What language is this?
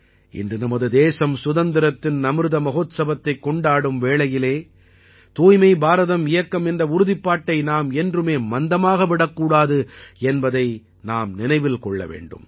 Tamil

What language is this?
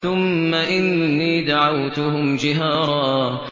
Arabic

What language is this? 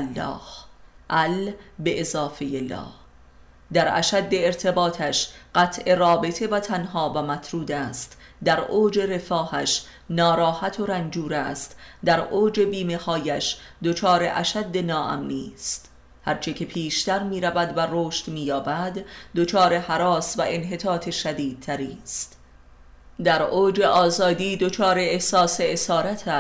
Persian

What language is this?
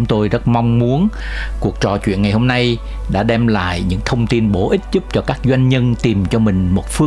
Vietnamese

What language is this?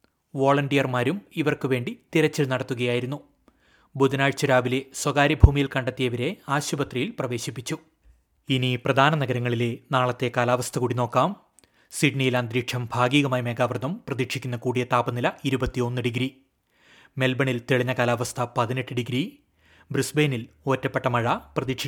Malayalam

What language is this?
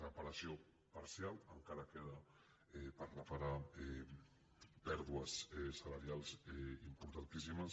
Catalan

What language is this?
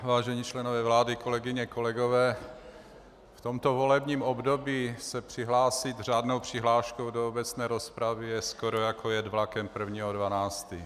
Czech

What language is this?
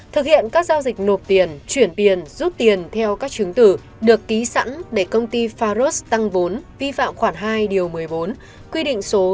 Vietnamese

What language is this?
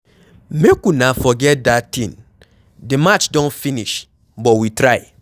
Nigerian Pidgin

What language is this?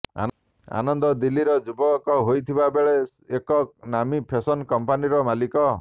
Odia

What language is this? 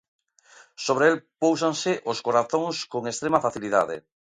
Galician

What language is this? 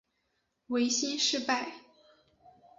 Chinese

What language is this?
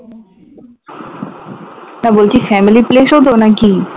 Bangla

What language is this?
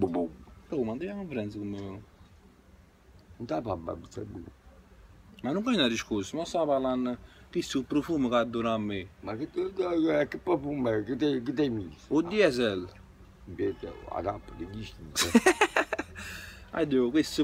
Hungarian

